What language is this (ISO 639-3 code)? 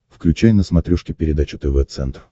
rus